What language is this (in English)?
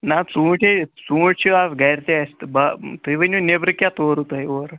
Kashmiri